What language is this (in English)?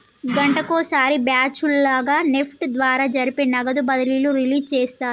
Telugu